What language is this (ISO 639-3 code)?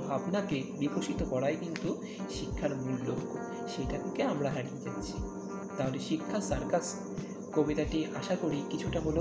ben